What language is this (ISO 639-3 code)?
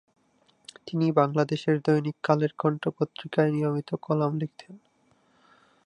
ben